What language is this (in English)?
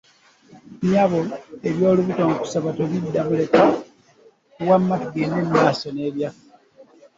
Ganda